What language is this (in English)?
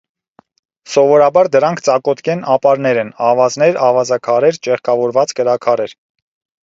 Armenian